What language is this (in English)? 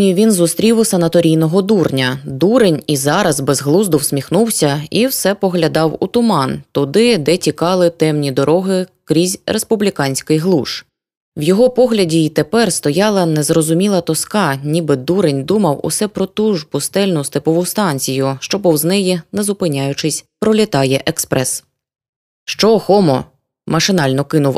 Ukrainian